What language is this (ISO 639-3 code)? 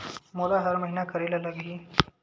hne